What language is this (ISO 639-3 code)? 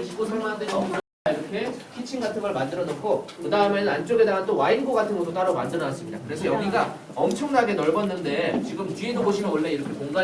kor